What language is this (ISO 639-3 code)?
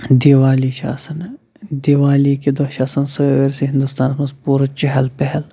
kas